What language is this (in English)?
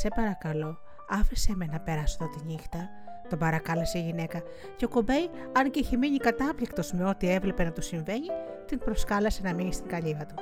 Greek